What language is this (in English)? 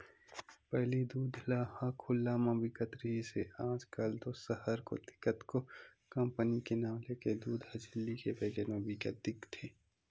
Chhattisgarhi